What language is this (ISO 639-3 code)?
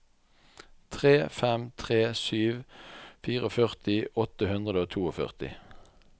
nor